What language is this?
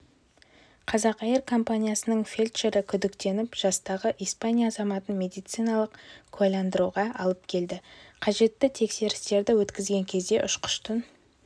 Kazakh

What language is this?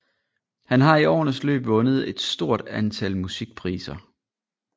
Danish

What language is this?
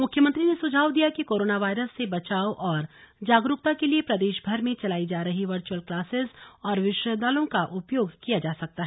Hindi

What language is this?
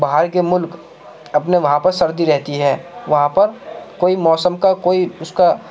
Urdu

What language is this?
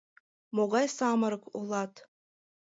Mari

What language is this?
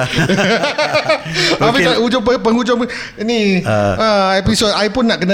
Malay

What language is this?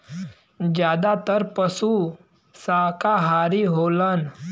Bhojpuri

